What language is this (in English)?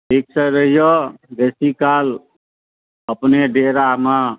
Maithili